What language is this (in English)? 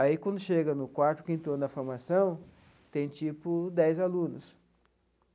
Portuguese